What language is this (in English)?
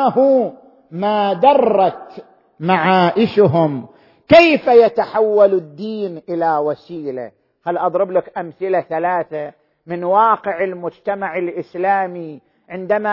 Arabic